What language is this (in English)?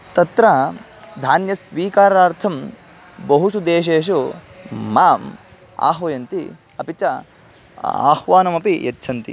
Sanskrit